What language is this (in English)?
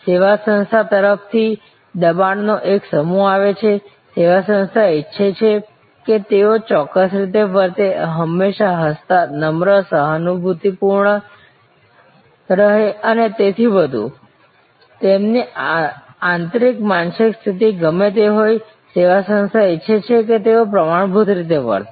Gujarati